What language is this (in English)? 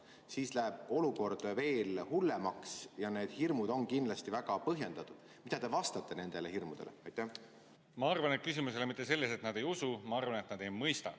Estonian